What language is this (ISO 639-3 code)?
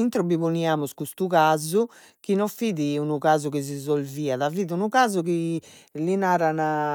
srd